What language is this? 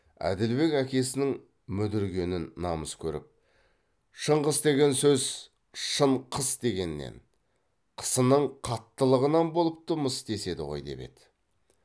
Kazakh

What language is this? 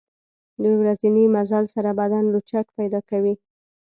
Pashto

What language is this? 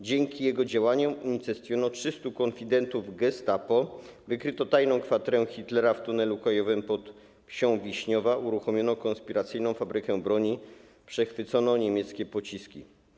Polish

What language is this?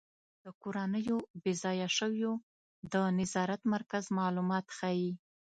Pashto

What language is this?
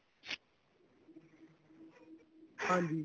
Punjabi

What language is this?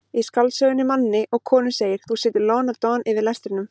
Icelandic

